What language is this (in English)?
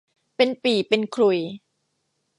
Thai